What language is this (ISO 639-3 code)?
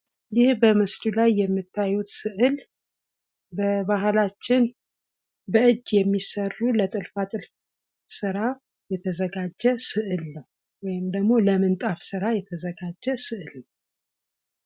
amh